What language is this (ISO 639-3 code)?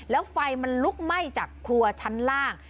tha